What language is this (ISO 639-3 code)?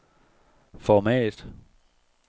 dan